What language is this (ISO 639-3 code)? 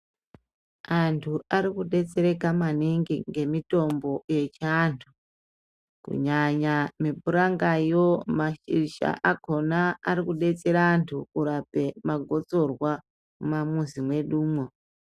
ndc